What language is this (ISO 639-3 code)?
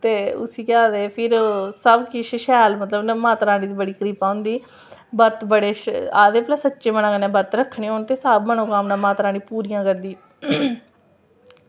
doi